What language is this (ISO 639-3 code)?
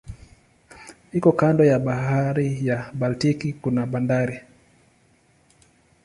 swa